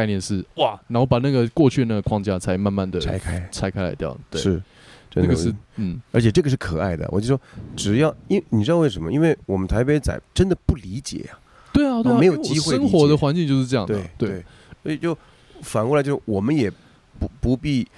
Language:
Chinese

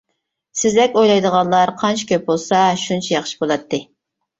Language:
Uyghur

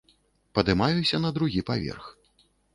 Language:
Belarusian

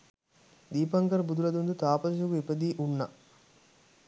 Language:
Sinhala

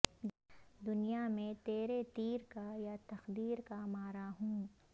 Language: Urdu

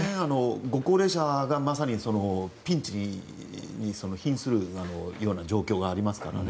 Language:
Japanese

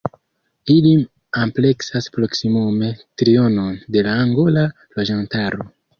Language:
Esperanto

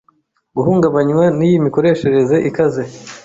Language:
Kinyarwanda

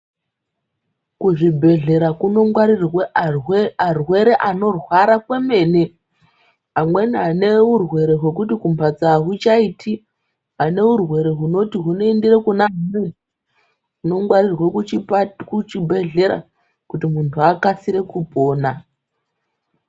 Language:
Ndau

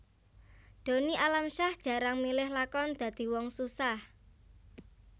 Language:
Javanese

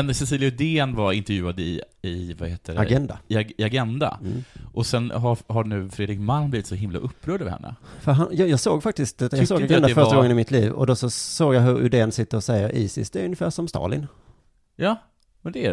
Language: Swedish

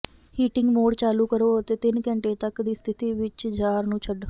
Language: Punjabi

